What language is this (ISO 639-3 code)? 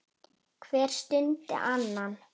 isl